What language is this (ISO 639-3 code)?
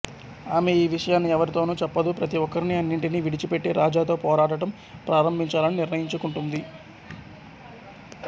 tel